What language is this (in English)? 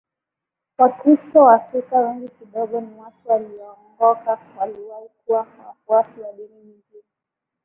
Swahili